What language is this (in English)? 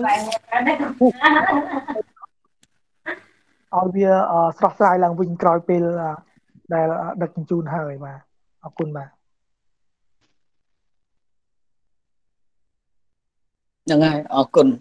Vietnamese